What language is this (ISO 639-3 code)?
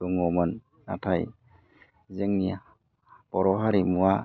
brx